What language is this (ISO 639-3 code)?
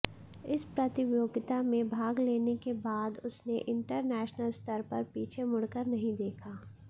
hin